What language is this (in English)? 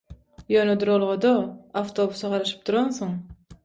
Turkmen